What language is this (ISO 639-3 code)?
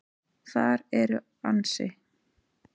isl